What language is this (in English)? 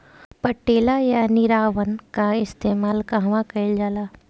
Bhojpuri